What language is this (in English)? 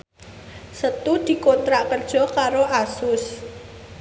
Javanese